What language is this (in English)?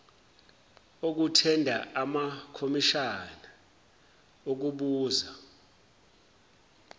Zulu